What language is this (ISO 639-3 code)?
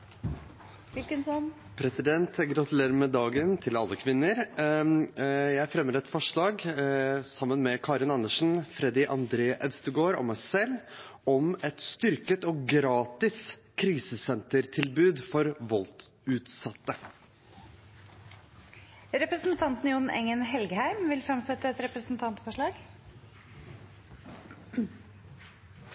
nor